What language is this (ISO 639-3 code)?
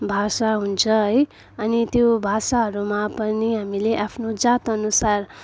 nep